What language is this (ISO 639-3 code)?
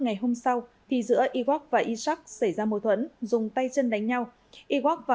vie